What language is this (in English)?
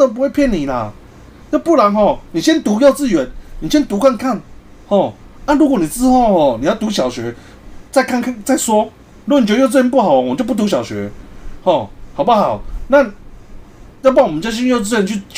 Chinese